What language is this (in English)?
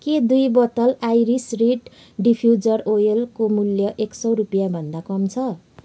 Nepali